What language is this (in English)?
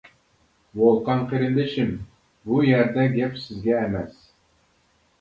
Uyghur